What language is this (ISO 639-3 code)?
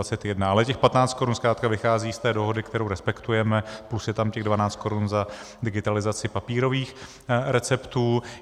ces